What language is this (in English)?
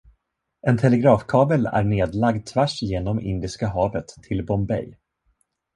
Swedish